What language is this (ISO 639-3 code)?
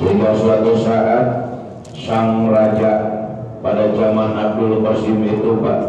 ind